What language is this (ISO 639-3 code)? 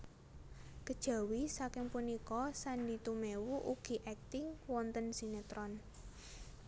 jav